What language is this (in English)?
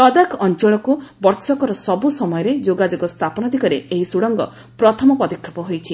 Odia